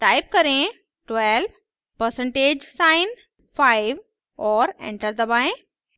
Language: Hindi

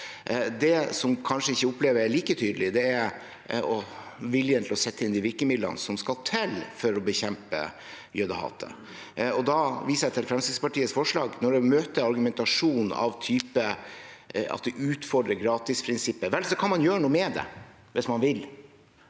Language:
Norwegian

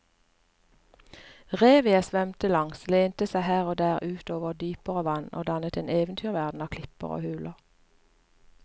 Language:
Norwegian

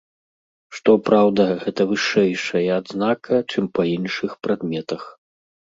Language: Belarusian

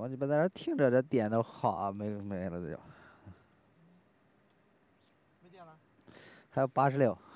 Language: Chinese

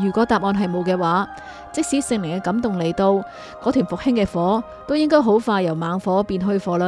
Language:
Chinese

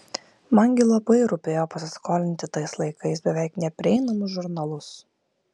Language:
Lithuanian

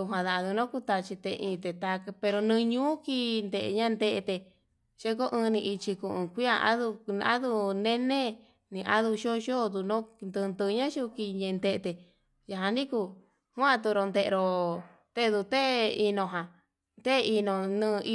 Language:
Yutanduchi Mixtec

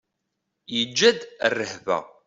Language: Kabyle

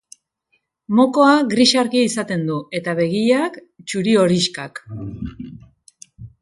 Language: Basque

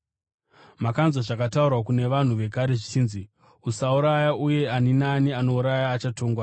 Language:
Shona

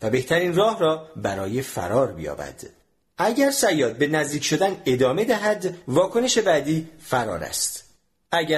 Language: Persian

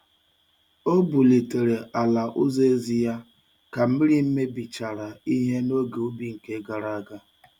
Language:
Igbo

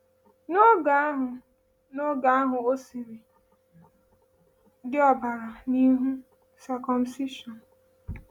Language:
Igbo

